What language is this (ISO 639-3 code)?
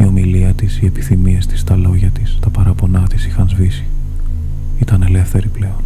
ell